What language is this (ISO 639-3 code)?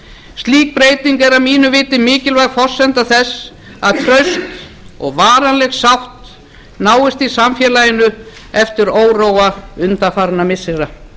isl